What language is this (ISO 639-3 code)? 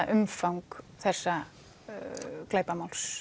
isl